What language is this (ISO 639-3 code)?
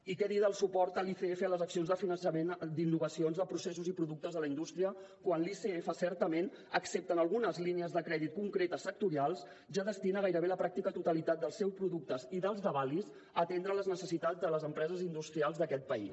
cat